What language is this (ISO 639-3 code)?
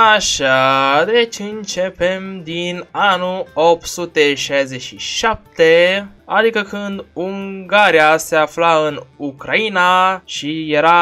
ron